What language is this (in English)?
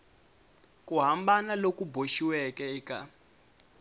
Tsonga